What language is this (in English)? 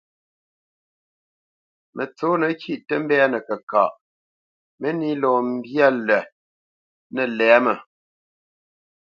Bamenyam